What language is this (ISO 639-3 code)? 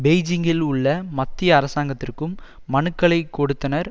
tam